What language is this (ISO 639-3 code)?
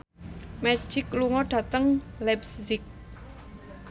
jav